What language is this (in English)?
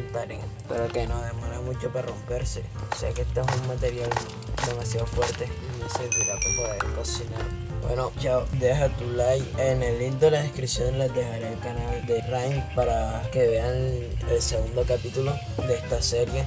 Spanish